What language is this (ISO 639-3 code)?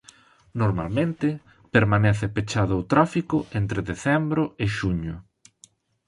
glg